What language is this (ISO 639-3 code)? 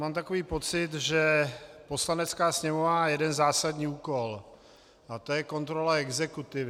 ces